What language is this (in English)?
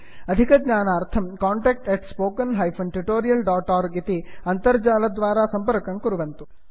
Sanskrit